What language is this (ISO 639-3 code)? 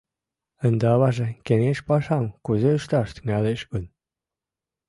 chm